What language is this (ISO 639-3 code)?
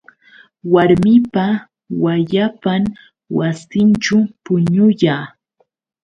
qux